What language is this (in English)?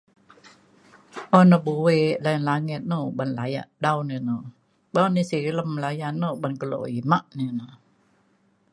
Mainstream Kenyah